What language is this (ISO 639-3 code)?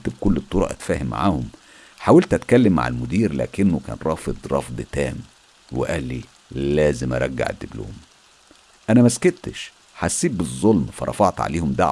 ara